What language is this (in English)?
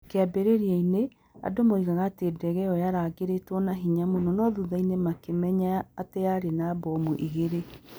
Kikuyu